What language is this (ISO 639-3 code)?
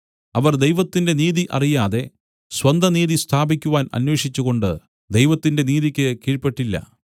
mal